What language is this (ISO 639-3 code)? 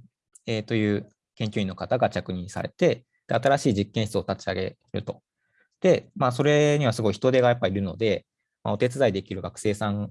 jpn